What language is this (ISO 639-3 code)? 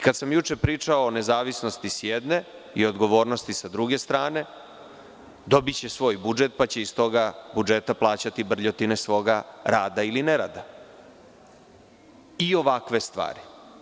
srp